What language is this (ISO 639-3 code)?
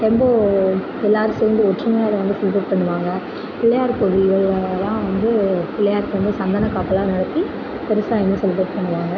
tam